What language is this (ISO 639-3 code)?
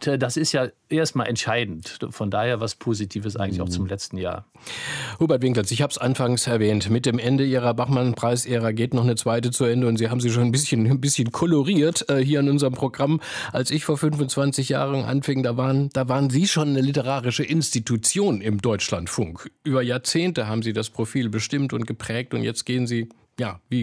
deu